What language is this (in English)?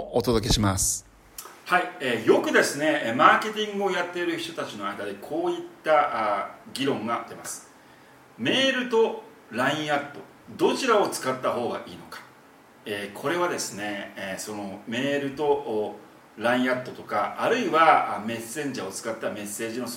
Japanese